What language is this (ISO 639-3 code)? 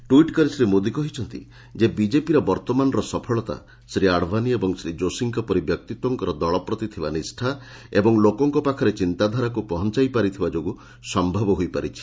ori